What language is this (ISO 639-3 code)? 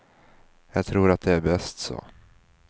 swe